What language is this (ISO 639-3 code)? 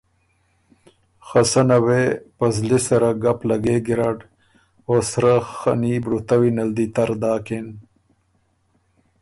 oru